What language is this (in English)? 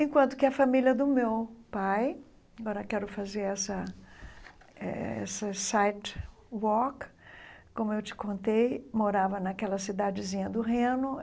Portuguese